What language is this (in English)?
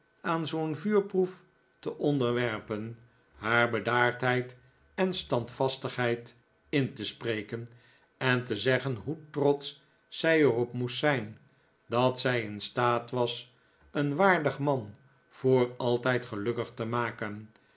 Dutch